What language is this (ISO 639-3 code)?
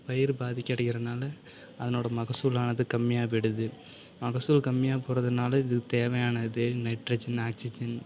tam